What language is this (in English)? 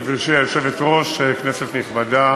Hebrew